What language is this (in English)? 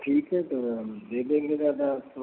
Hindi